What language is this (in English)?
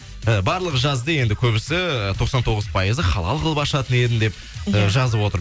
Kazakh